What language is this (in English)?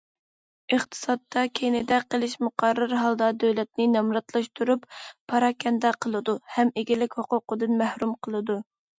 Uyghur